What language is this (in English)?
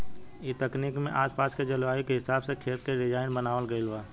Bhojpuri